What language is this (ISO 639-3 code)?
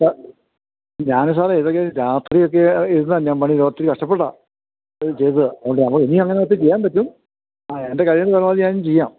mal